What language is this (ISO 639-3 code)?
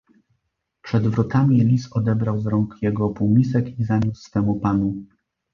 pol